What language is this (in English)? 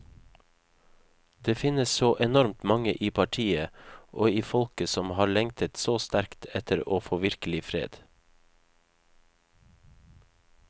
Norwegian